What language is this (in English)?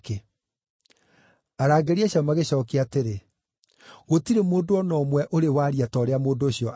Kikuyu